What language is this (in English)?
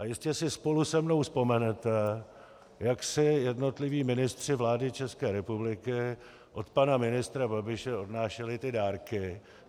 Czech